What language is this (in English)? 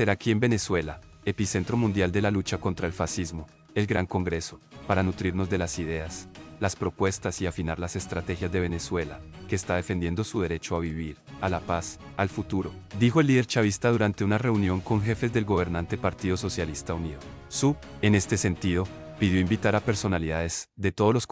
Spanish